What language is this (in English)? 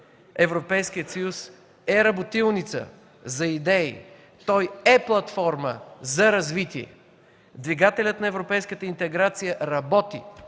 Bulgarian